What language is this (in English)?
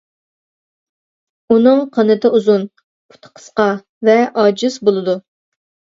Uyghur